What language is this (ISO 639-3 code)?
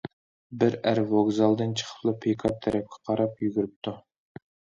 uig